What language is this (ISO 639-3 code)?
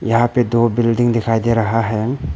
hin